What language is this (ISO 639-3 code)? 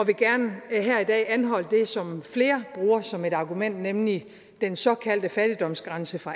dan